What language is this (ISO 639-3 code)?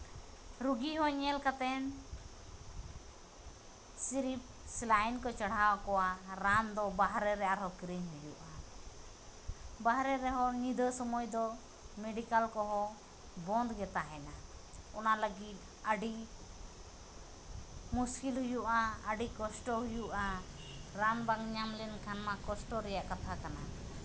sat